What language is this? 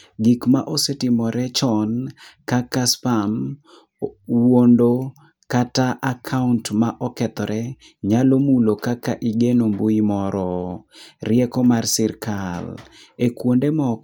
Luo (Kenya and Tanzania)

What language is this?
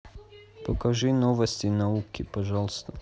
Russian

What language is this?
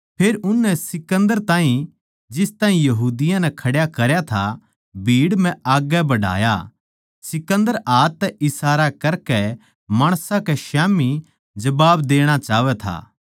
Haryanvi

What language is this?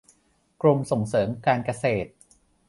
Thai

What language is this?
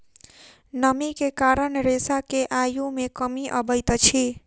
Maithili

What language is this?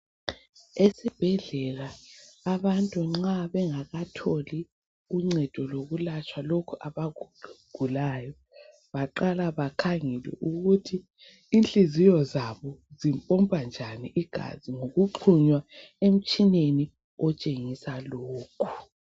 North Ndebele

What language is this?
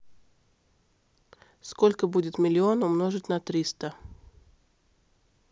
Russian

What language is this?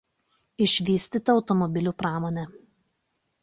Lithuanian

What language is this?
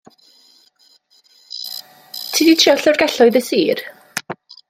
Welsh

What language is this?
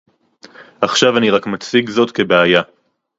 Hebrew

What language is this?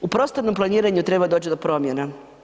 Croatian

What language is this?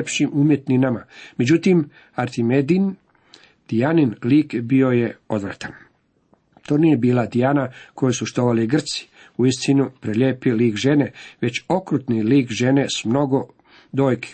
Croatian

